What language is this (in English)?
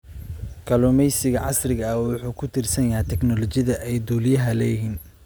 Somali